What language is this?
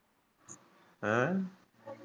Punjabi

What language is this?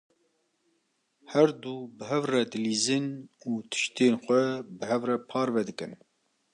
Kurdish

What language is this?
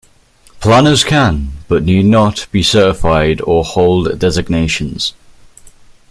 English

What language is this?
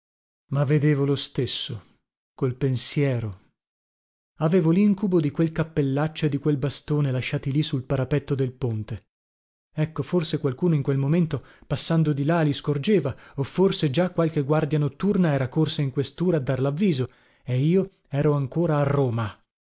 Italian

